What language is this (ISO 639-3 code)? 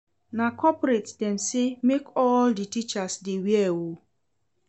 pcm